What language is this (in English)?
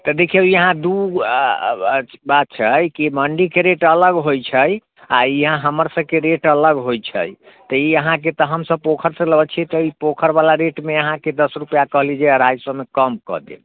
Maithili